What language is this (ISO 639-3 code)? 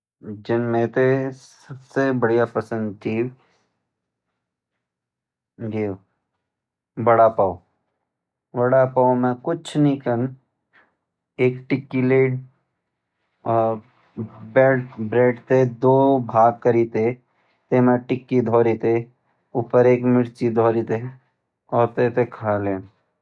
gbm